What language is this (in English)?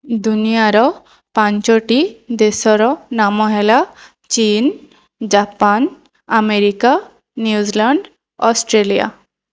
Odia